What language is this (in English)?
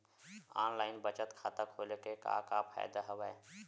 Chhattisgarhi